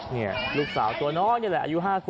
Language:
Thai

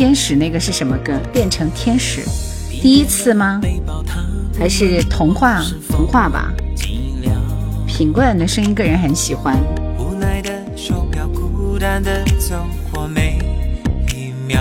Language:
Chinese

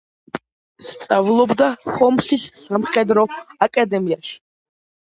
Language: Georgian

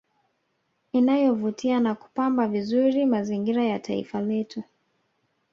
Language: Swahili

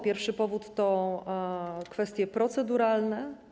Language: Polish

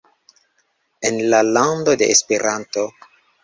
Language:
Esperanto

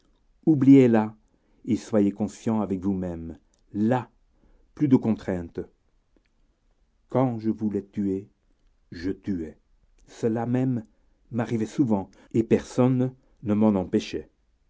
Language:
French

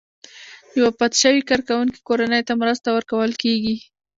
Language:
Pashto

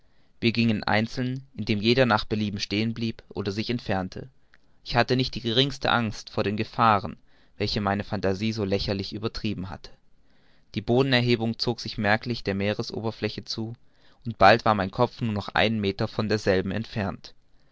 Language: German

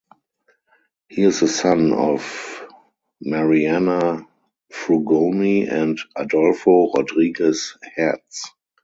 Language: English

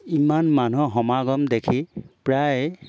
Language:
Assamese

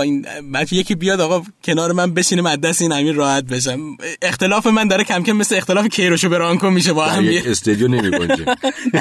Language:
Persian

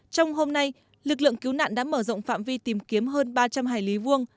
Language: Vietnamese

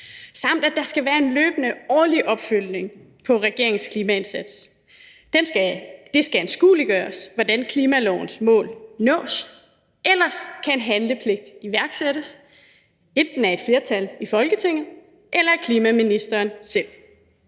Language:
Danish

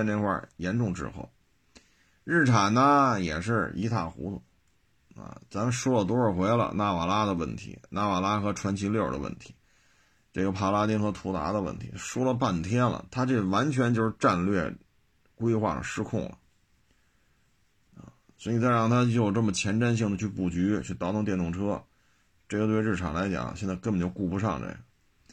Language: Chinese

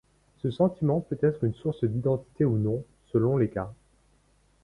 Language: French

